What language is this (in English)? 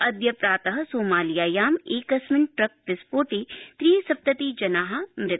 Sanskrit